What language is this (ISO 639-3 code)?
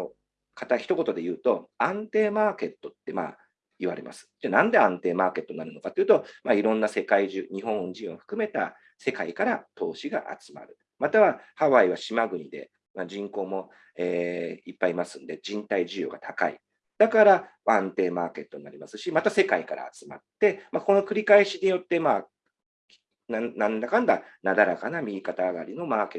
jpn